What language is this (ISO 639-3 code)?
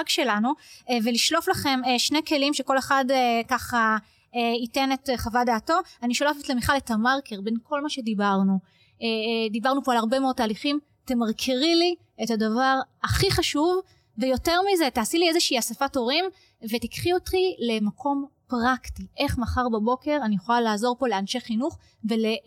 heb